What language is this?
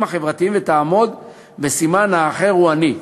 Hebrew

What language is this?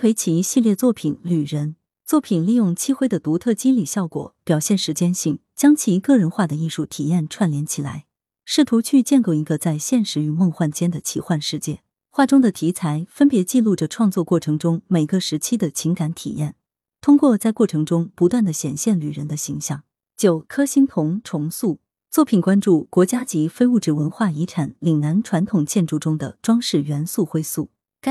Chinese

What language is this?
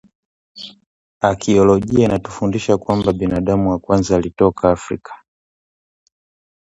Swahili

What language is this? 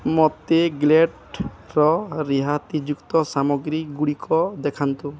Odia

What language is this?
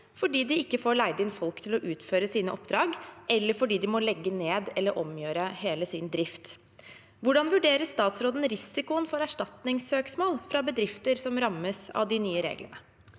Norwegian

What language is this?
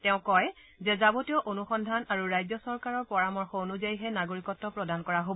Assamese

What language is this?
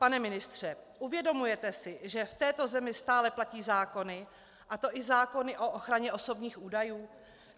Czech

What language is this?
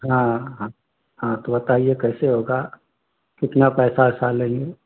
Hindi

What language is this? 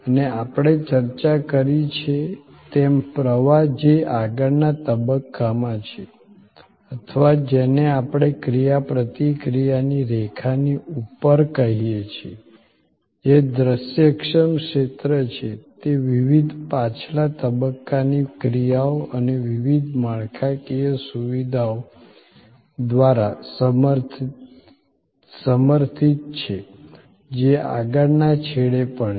Gujarati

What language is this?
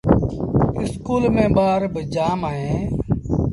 Sindhi Bhil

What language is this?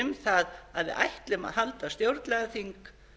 Icelandic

